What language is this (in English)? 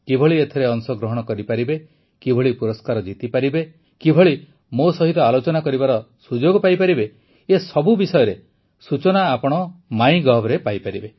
Odia